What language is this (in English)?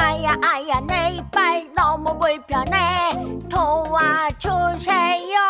Korean